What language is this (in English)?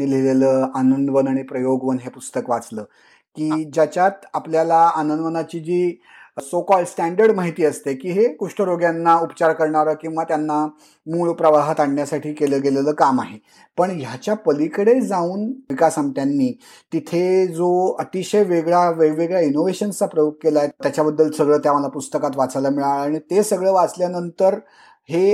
Marathi